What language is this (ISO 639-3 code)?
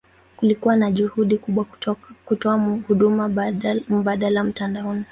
swa